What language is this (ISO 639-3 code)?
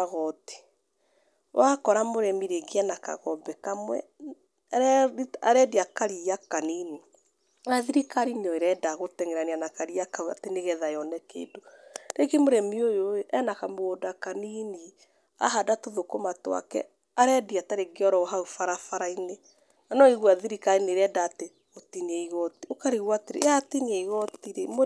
kik